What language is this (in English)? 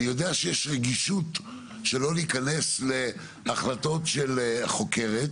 Hebrew